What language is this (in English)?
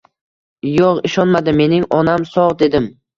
Uzbek